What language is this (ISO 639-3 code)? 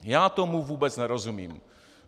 ces